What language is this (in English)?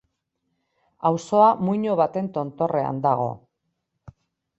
Basque